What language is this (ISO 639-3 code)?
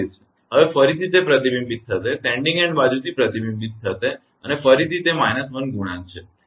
guj